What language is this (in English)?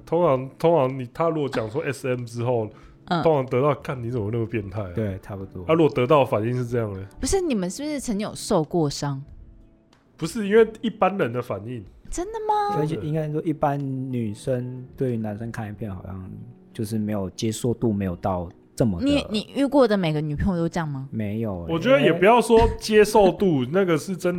Chinese